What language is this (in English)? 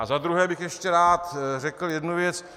Czech